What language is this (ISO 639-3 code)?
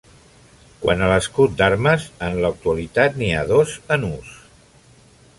cat